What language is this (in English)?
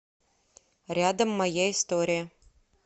Russian